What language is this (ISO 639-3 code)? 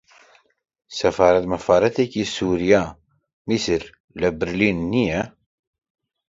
ckb